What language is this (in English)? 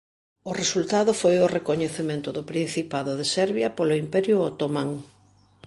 Galician